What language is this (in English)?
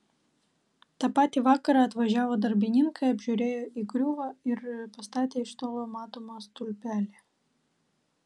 Lithuanian